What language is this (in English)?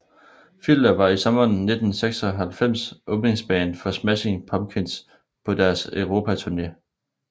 Danish